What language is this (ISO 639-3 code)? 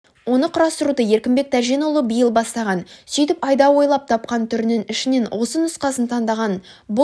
kaz